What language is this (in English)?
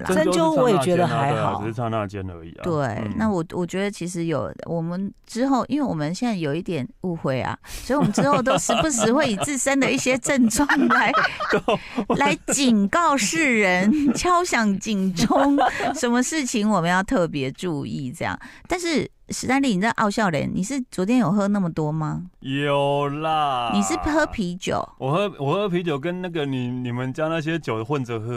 Chinese